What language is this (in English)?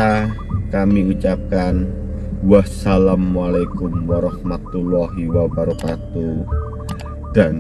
Indonesian